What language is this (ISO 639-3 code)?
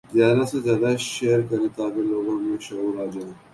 urd